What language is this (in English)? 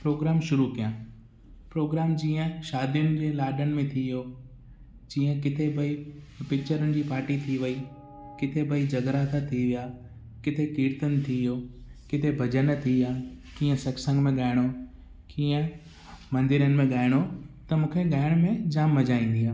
Sindhi